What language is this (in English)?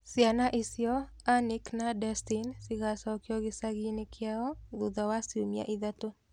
Kikuyu